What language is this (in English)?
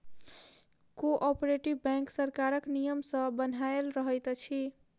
Maithili